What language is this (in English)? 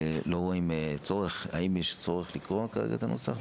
Hebrew